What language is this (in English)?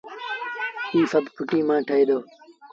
Sindhi Bhil